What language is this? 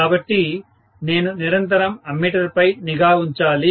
Telugu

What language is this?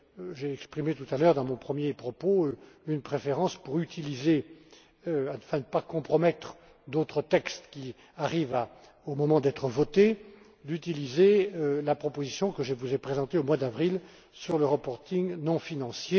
French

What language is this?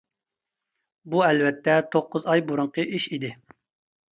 Uyghur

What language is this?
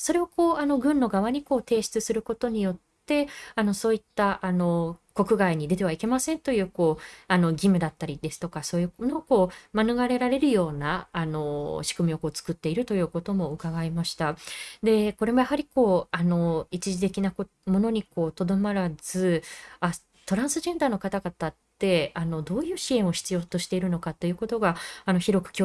Japanese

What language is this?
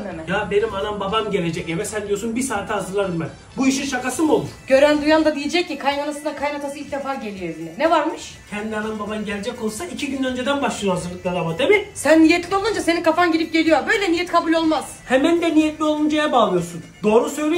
Turkish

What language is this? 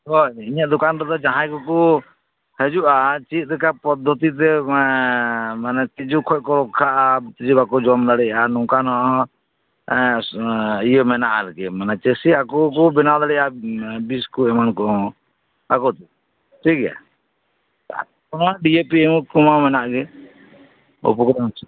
Santali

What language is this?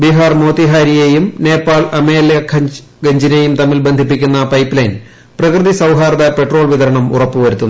Malayalam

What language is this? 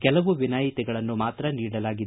Kannada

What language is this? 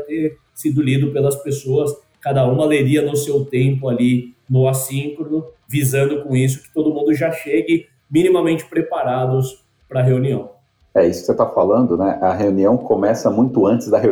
Portuguese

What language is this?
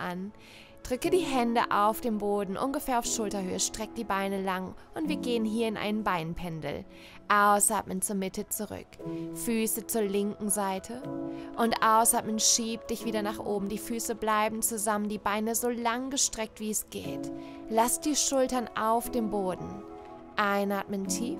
German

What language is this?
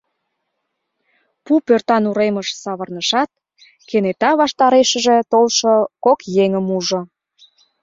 Mari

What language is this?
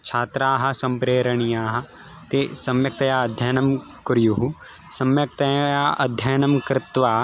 Sanskrit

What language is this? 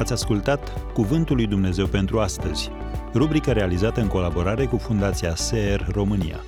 Romanian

